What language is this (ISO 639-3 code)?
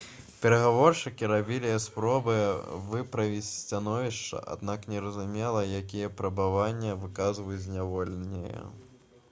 bel